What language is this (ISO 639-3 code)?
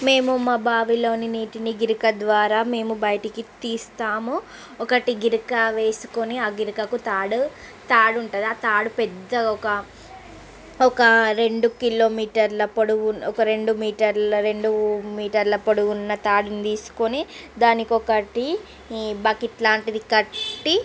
tel